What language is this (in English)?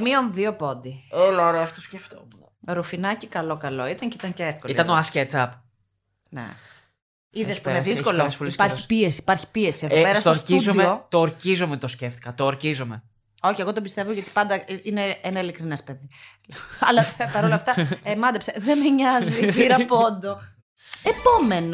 Greek